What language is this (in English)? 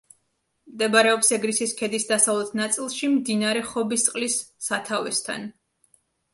Georgian